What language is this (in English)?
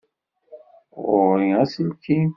Kabyle